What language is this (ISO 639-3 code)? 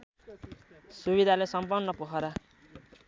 nep